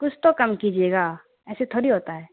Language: Urdu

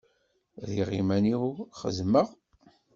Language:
Kabyle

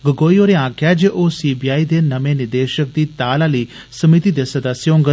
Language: Dogri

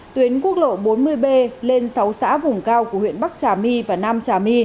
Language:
Vietnamese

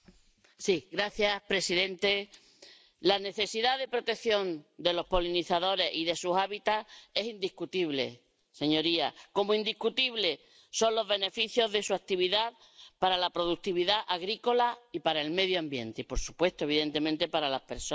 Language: Spanish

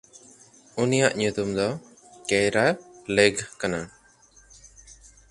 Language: Santali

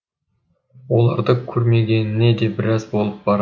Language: Kazakh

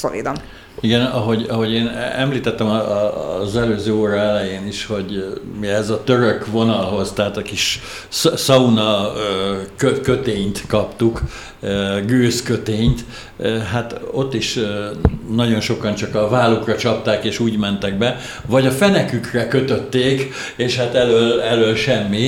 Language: Hungarian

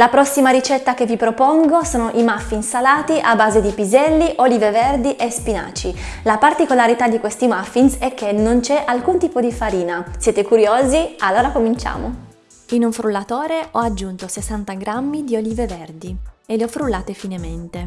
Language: Italian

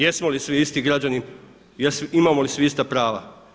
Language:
Croatian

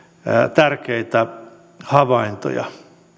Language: Finnish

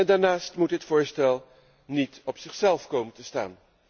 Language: Dutch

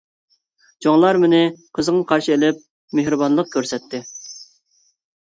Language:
Uyghur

